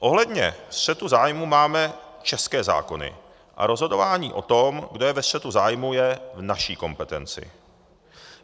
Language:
Czech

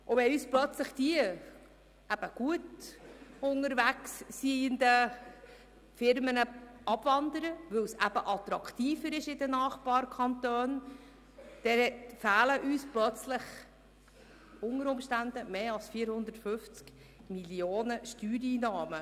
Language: Swiss German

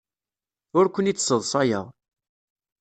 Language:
Kabyle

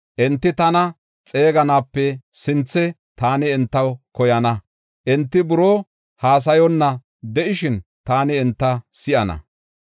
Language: Gofa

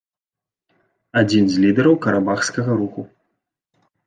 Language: Belarusian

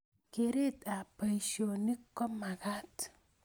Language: Kalenjin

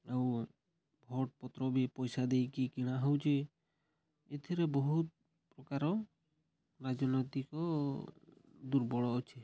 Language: Odia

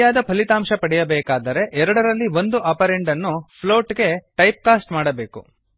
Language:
Kannada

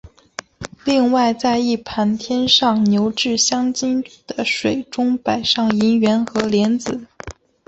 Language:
Chinese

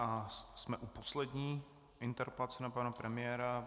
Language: Czech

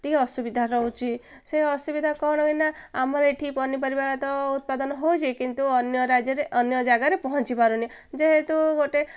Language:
Odia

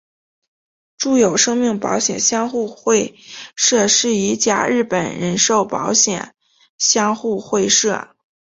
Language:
Chinese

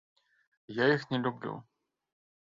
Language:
Belarusian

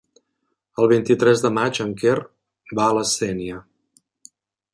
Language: Catalan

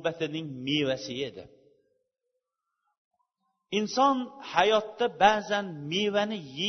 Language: Bulgarian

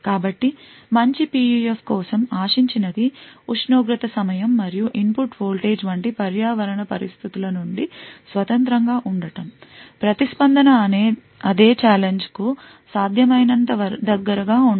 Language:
Telugu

